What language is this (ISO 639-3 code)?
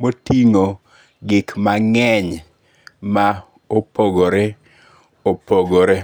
luo